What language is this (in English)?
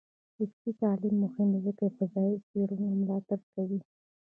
Pashto